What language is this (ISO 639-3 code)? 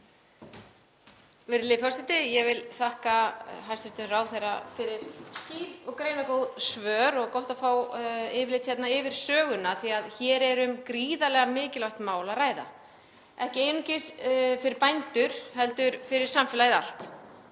isl